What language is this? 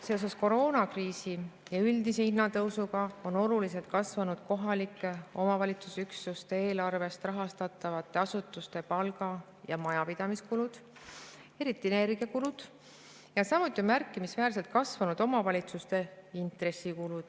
Estonian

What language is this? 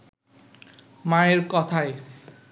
Bangla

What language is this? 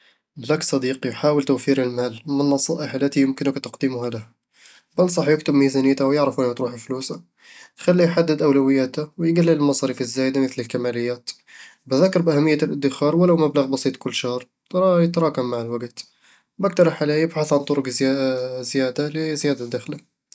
Eastern Egyptian Bedawi Arabic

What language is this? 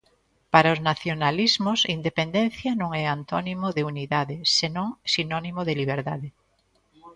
Galician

